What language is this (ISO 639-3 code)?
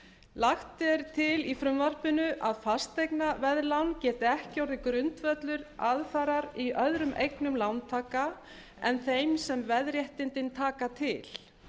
isl